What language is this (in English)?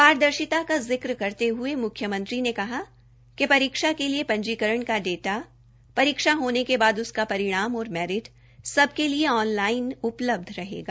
Hindi